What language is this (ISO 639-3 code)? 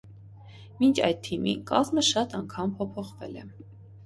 hye